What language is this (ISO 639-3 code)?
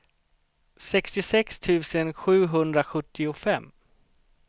swe